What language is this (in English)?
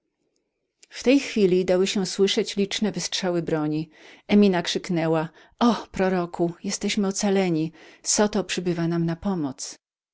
Polish